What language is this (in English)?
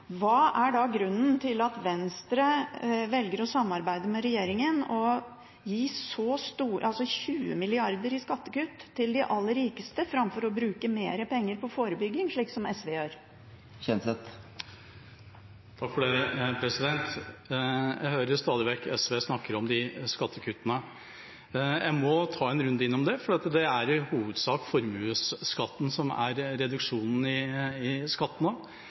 Norwegian Bokmål